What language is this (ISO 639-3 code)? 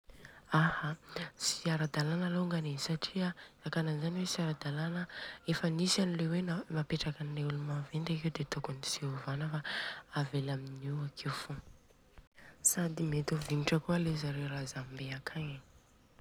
bzc